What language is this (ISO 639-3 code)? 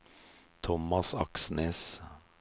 nor